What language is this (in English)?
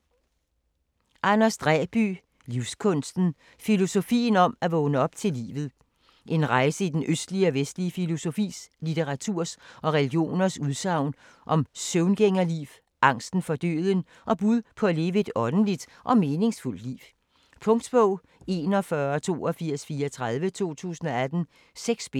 Danish